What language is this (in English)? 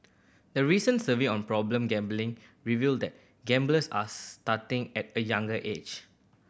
English